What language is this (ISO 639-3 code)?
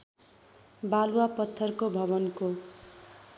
nep